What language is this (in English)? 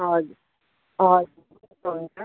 Nepali